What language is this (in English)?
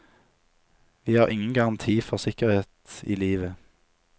Norwegian